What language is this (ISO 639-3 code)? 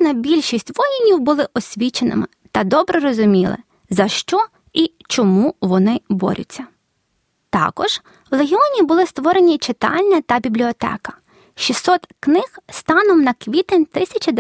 ukr